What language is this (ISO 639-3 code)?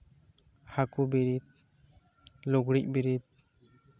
sat